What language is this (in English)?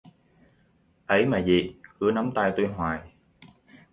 Vietnamese